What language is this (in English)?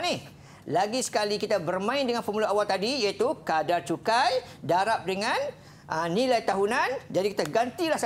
Malay